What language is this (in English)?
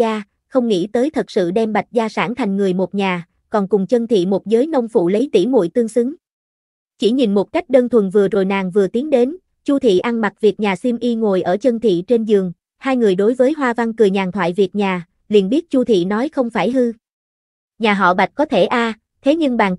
Vietnamese